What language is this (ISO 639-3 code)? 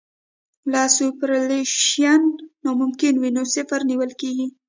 pus